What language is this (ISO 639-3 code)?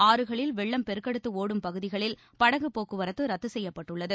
tam